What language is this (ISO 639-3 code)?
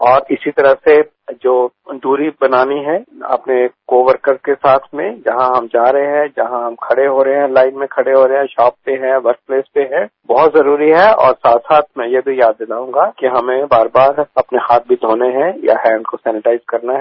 hin